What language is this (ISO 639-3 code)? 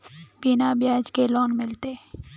mag